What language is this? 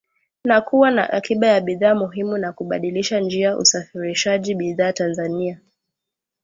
Swahili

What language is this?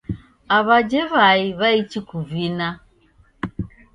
Taita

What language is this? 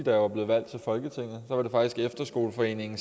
Danish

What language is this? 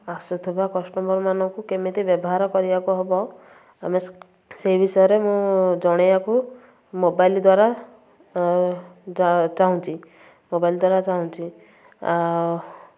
Odia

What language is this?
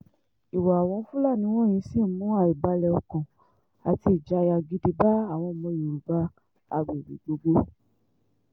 Yoruba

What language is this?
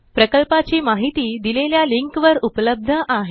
Marathi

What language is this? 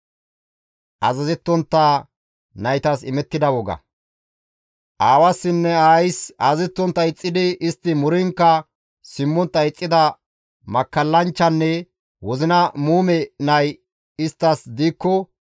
Gamo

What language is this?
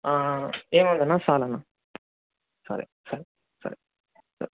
Telugu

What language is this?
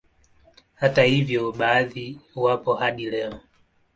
Swahili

